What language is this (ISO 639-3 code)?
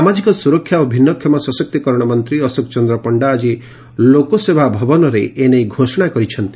ori